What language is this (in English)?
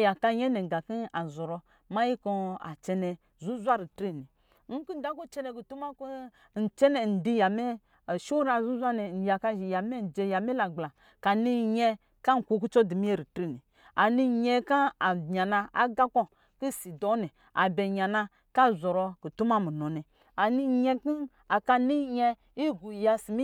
Lijili